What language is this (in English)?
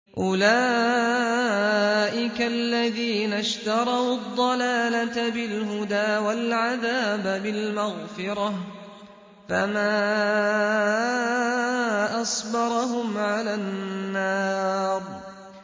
Arabic